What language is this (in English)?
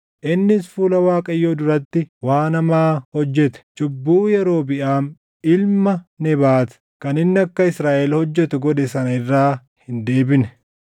Oromo